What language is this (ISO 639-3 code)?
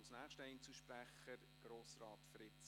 gsw